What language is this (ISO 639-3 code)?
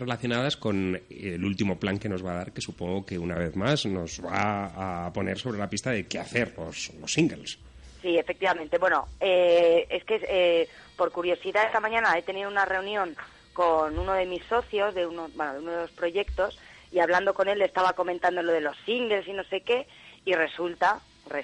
spa